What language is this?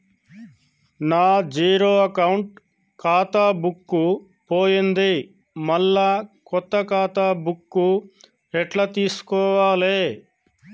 Telugu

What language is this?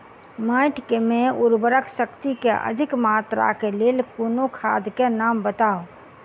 Maithili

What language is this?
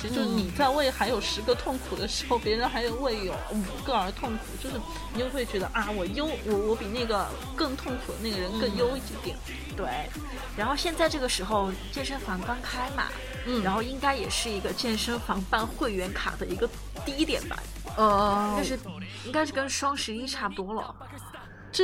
Chinese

